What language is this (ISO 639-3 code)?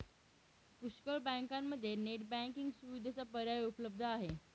mar